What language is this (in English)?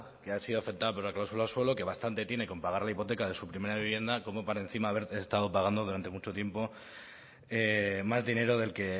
Spanish